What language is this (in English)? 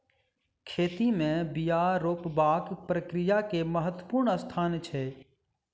Maithili